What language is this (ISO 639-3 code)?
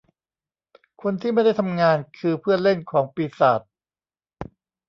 tha